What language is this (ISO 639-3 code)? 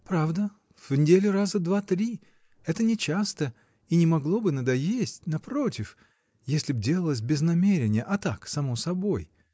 rus